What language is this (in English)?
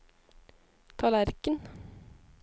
Norwegian